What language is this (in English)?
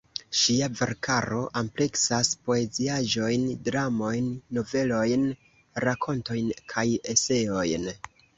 Esperanto